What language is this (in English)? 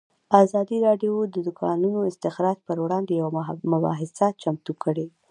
Pashto